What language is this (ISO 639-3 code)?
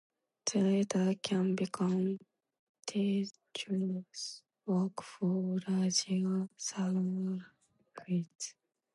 eng